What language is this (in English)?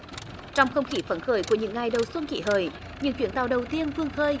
Vietnamese